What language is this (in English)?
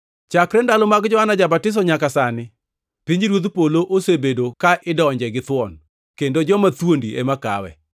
Luo (Kenya and Tanzania)